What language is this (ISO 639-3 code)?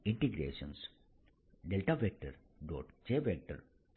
guj